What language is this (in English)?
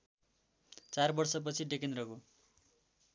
Nepali